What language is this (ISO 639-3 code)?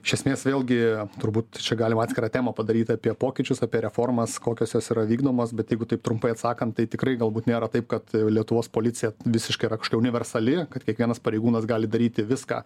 lit